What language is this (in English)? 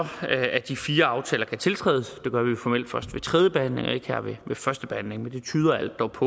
Danish